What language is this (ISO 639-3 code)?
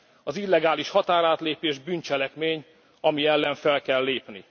hun